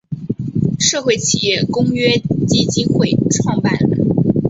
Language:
Chinese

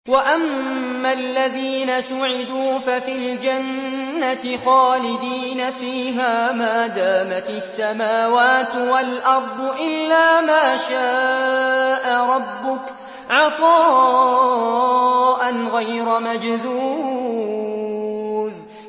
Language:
Arabic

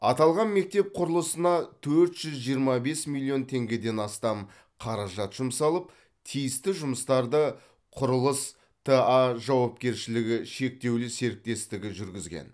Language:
Kazakh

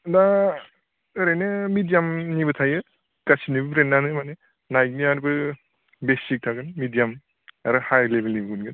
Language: Bodo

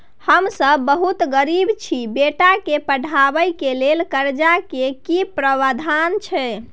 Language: Maithili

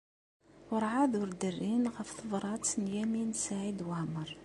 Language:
Kabyle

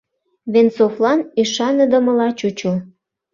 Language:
Mari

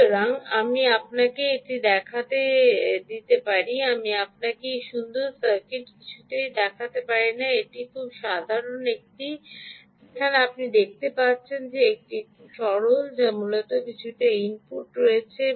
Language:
Bangla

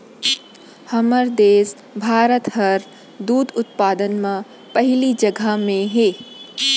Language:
Chhattisgarhi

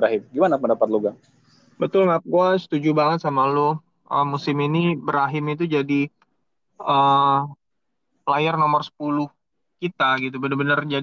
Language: Indonesian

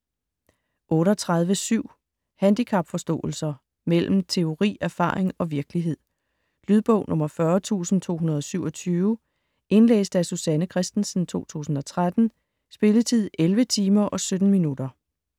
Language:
Danish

